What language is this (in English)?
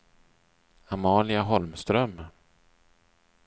Swedish